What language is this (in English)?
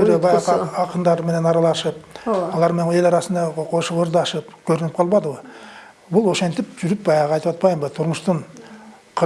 Turkish